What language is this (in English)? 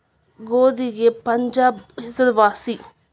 Kannada